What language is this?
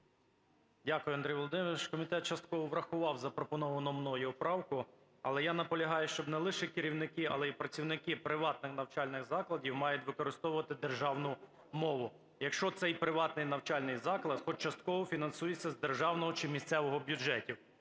Ukrainian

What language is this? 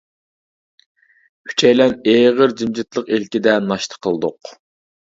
Uyghur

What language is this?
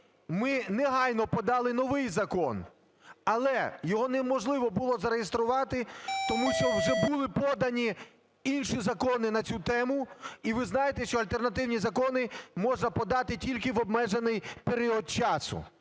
Ukrainian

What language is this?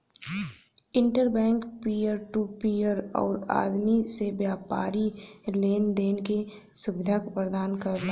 Bhojpuri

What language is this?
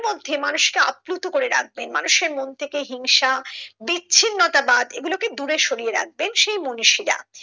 Bangla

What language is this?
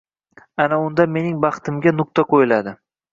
Uzbek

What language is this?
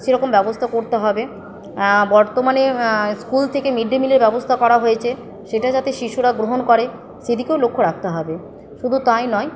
Bangla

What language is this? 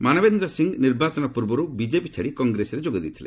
Odia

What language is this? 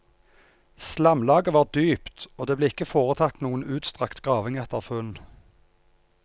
Norwegian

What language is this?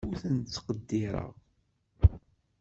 Kabyle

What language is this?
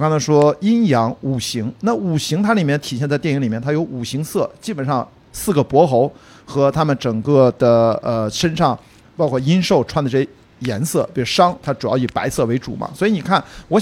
Chinese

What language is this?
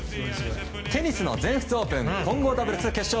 Japanese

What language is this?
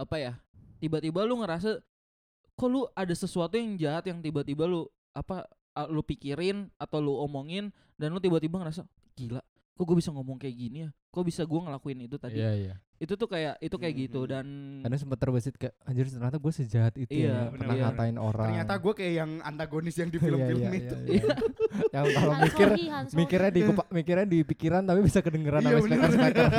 Indonesian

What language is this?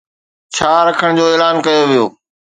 Sindhi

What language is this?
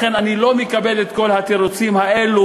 Hebrew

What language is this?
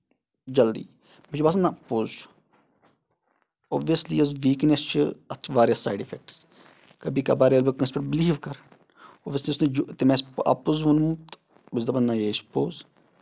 Kashmiri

